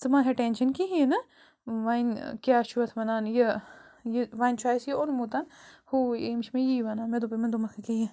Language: Kashmiri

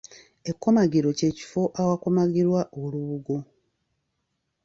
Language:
Ganda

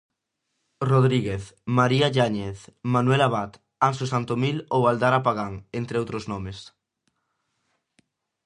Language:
Galician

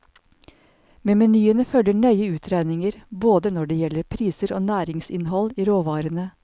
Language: Norwegian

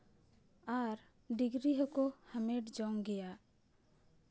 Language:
Santali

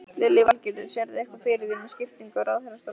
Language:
Icelandic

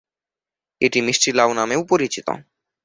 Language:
Bangla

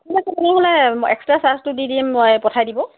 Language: Assamese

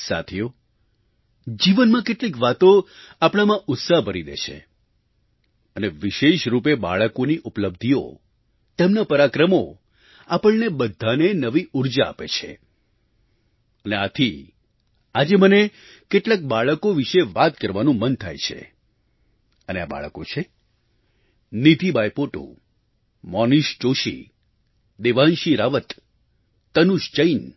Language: Gujarati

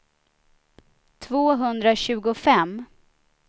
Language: Swedish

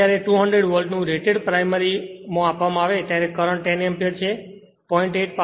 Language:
Gujarati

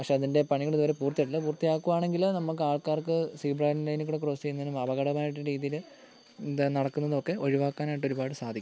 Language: Malayalam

